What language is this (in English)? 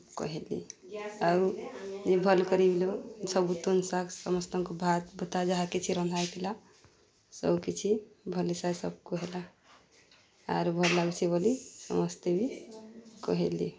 Odia